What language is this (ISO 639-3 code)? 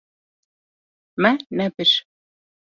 kur